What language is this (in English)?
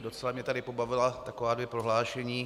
Czech